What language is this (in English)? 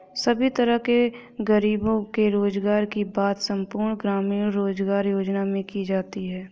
Hindi